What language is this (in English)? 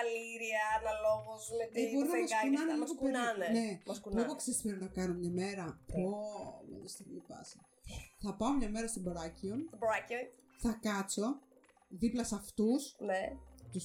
Greek